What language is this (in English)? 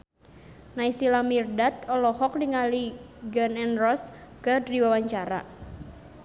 Sundanese